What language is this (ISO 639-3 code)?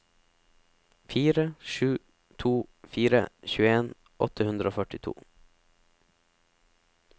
nor